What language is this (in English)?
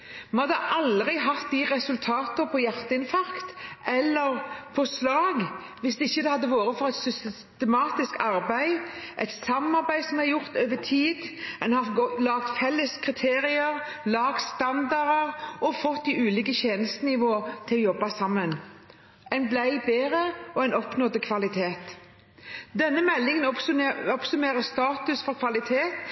Norwegian Bokmål